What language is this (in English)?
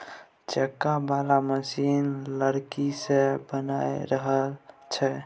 Maithili